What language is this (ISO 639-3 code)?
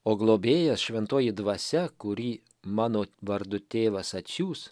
lit